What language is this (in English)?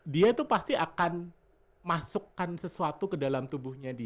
Indonesian